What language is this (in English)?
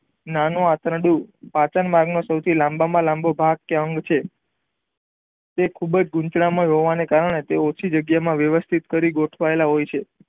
Gujarati